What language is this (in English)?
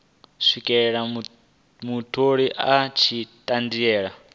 Venda